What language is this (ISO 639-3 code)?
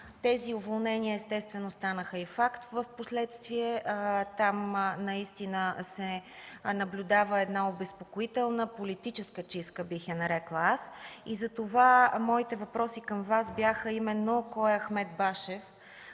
bul